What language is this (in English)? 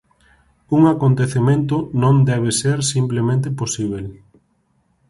Galician